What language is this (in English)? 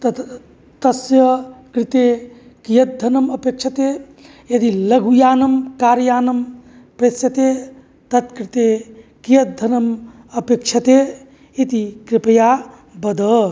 Sanskrit